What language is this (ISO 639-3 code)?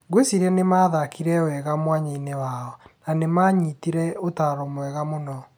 kik